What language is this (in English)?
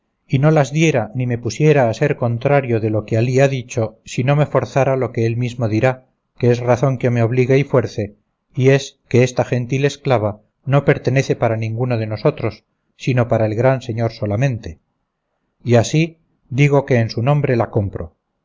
Spanish